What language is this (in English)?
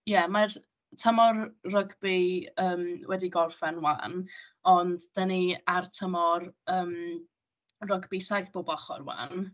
Welsh